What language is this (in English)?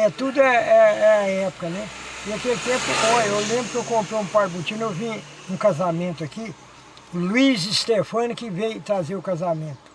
Portuguese